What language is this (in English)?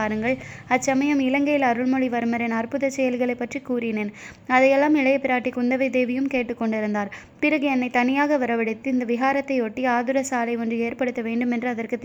Tamil